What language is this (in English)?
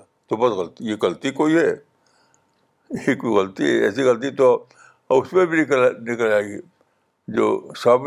Urdu